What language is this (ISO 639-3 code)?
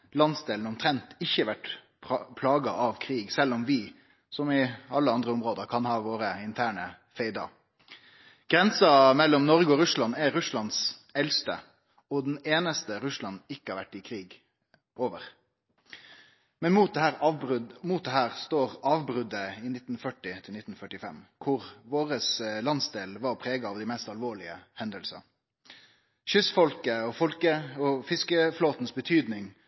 nno